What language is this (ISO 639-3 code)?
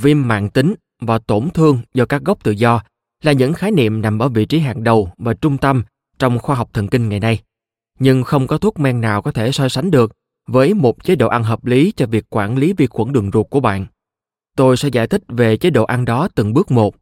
vie